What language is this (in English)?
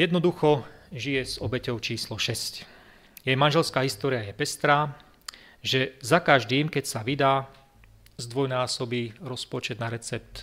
Slovak